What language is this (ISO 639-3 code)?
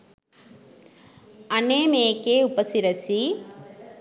sin